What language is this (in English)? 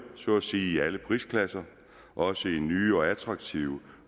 Danish